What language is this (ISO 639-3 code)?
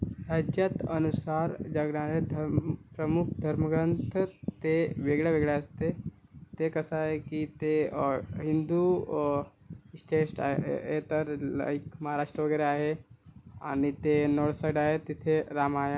mar